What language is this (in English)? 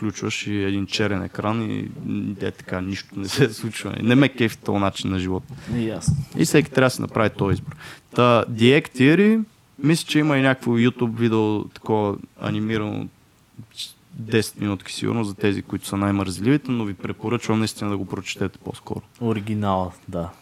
Bulgarian